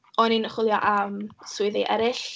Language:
Welsh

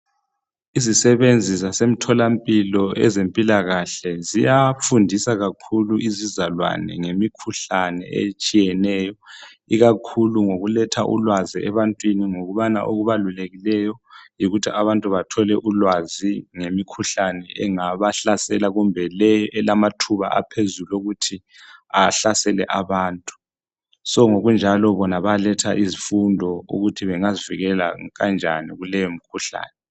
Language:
North Ndebele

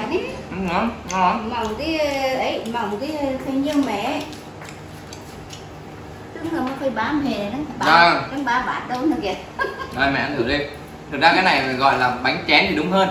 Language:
Vietnamese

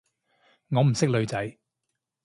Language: Cantonese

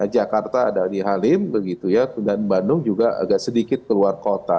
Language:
Indonesian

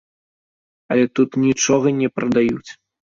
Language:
Belarusian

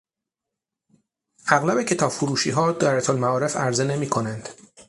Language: Persian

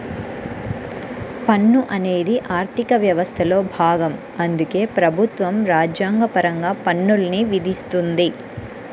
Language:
Telugu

